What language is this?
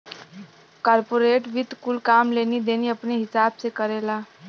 Bhojpuri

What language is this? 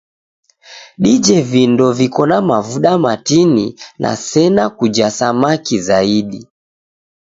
Taita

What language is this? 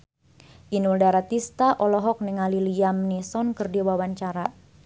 Sundanese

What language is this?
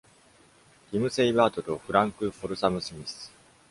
Japanese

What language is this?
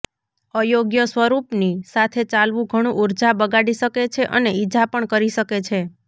Gujarati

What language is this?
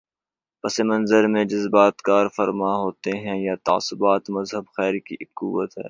Urdu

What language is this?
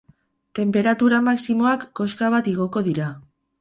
Basque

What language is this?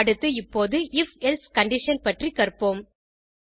Tamil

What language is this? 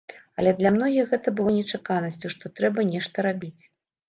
Belarusian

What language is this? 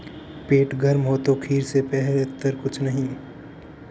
Hindi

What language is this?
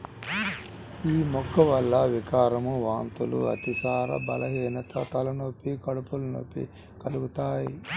Telugu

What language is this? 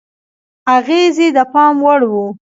Pashto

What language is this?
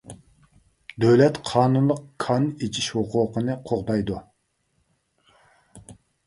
Uyghur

